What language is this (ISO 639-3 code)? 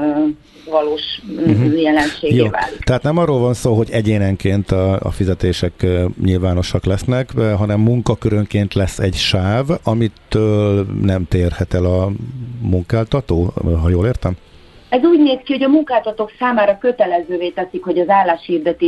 hun